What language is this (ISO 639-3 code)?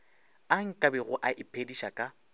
nso